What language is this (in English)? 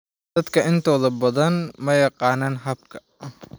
Somali